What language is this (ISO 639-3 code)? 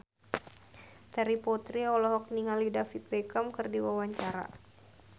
sun